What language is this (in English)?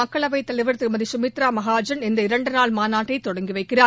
Tamil